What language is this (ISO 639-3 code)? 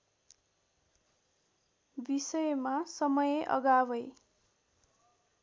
nep